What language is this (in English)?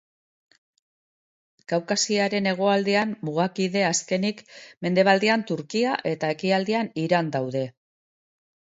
Basque